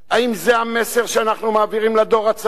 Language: Hebrew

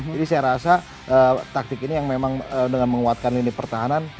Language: Indonesian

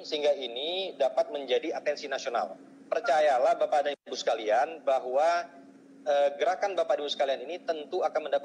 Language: Indonesian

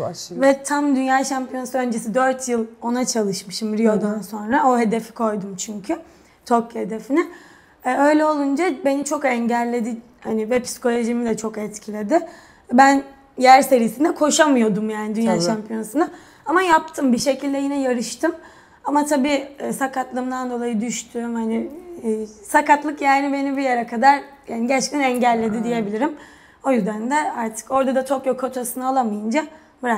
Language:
Turkish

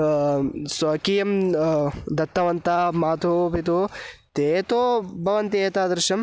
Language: Sanskrit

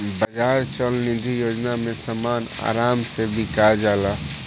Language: Bhojpuri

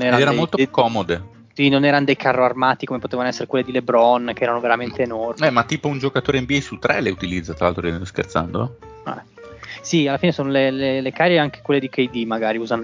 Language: Italian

